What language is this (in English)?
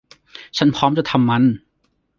Thai